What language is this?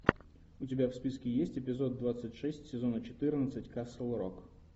Russian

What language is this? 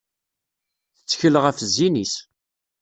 Kabyle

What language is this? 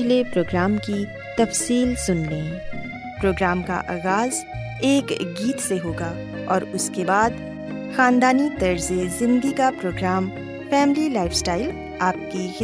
Urdu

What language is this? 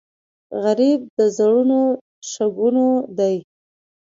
Pashto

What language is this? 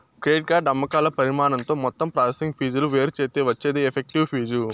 Telugu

